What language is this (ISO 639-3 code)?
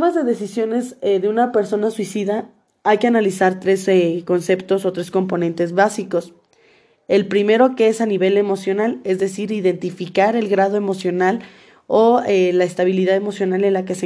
spa